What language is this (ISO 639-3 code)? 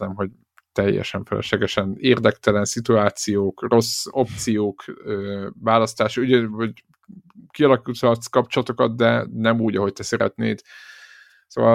hun